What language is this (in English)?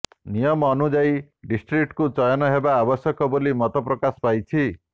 Odia